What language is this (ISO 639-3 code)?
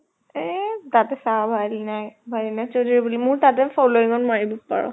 asm